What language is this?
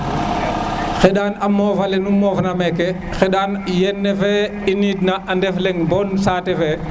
Serer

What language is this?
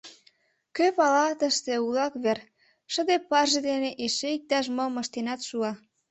Mari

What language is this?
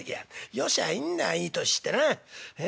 Japanese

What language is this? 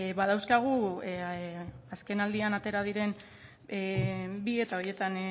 Basque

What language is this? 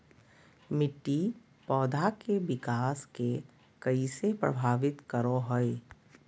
Magahi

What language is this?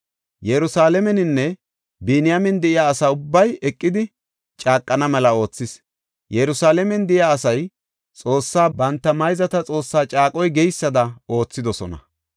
Gofa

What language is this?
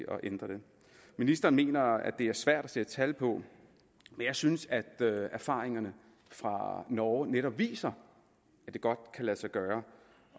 Danish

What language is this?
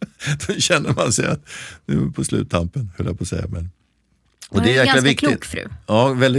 Swedish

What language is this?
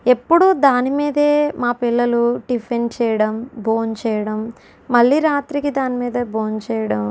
Telugu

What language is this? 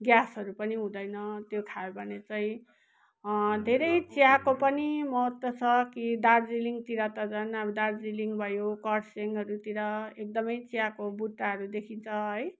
Nepali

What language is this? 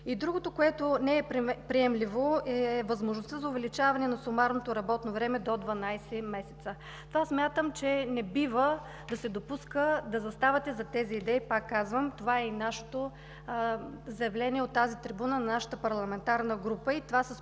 Bulgarian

